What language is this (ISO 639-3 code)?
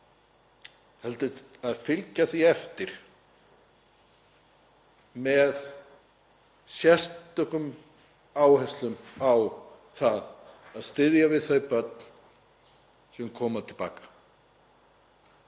isl